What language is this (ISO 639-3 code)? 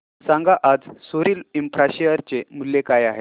mar